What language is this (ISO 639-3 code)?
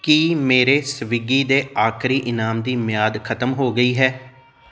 pan